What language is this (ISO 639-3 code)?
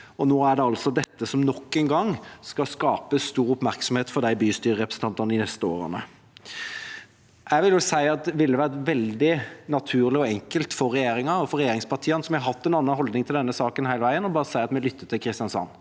nor